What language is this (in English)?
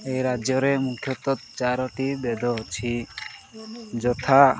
Odia